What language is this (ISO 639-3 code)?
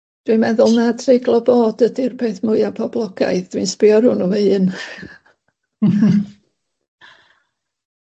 cym